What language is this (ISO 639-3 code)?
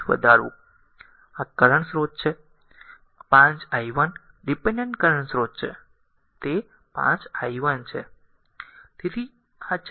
guj